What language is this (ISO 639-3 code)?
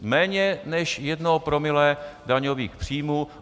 ces